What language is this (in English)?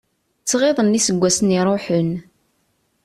Kabyle